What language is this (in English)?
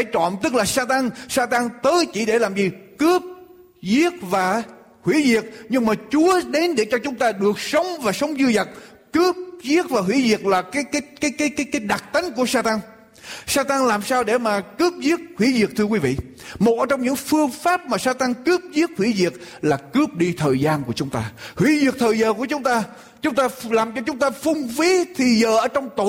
Vietnamese